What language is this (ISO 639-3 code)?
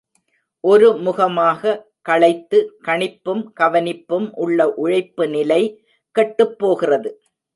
tam